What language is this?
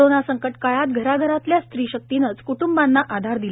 Marathi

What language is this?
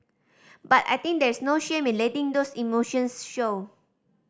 English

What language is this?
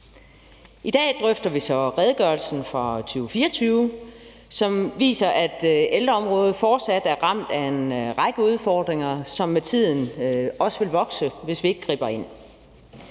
Danish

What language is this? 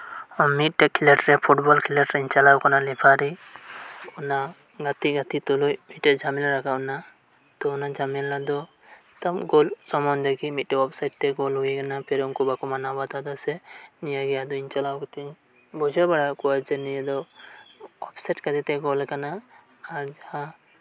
Santali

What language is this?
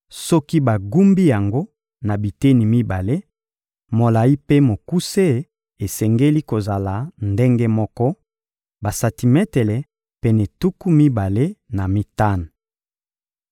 Lingala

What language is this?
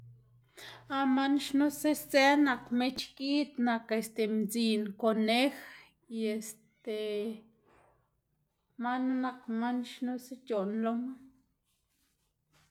Xanaguía Zapotec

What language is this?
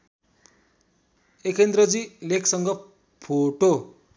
Nepali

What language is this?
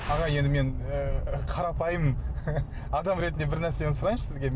Kazakh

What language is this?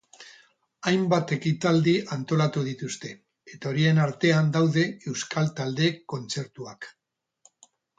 Basque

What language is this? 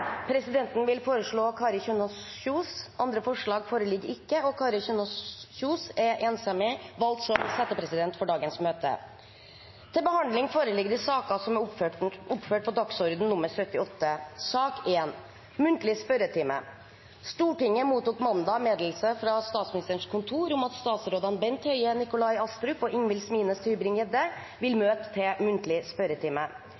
Norwegian Bokmål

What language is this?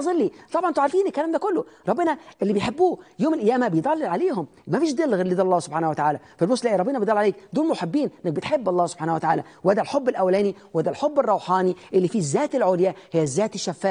Arabic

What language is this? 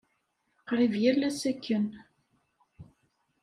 Kabyle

